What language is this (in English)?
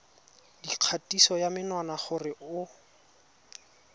Tswana